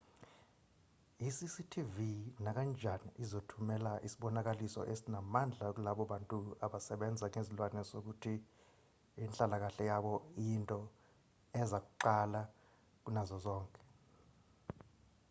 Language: Zulu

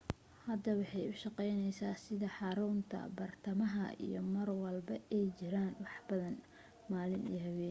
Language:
Somali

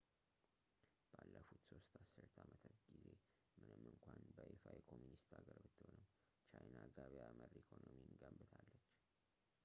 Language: Amharic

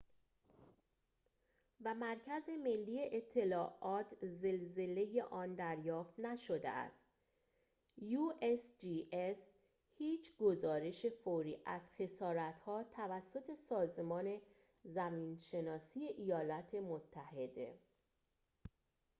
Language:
Persian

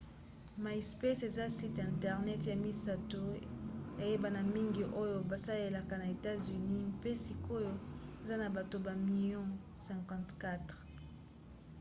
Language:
Lingala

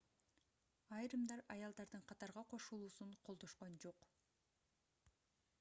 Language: Kyrgyz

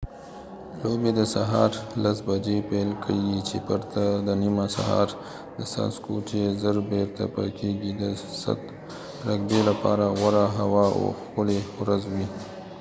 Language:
Pashto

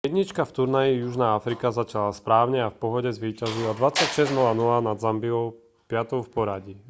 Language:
Slovak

